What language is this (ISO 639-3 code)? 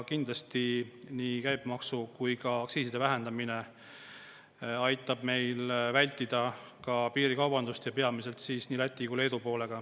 est